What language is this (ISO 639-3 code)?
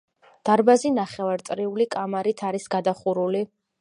kat